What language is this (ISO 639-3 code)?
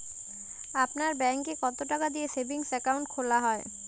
ben